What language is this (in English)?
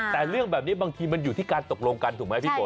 Thai